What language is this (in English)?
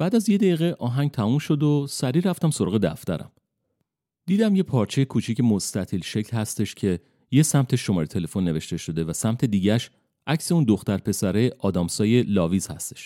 Persian